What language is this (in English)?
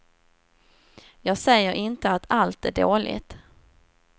Swedish